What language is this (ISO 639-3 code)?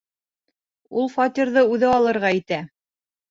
bak